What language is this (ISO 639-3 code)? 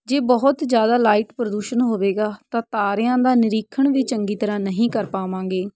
pan